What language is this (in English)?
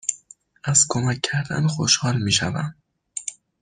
Persian